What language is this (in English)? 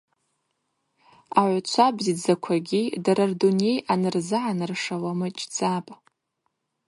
Abaza